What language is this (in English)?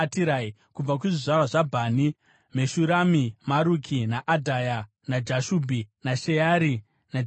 Shona